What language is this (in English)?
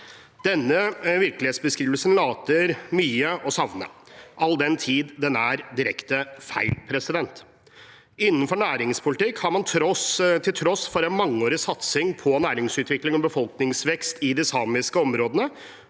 Norwegian